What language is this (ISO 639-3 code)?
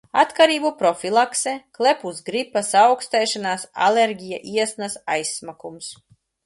lav